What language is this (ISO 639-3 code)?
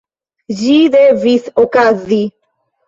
epo